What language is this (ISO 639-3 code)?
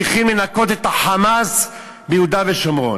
heb